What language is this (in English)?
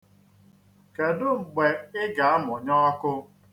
Igbo